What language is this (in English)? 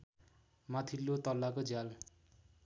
Nepali